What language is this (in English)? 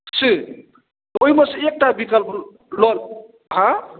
Maithili